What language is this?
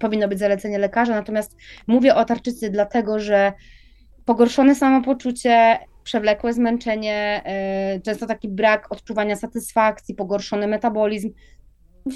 Polish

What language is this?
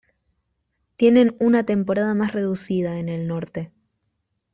Spanish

